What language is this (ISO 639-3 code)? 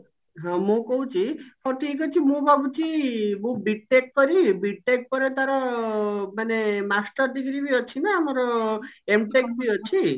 ori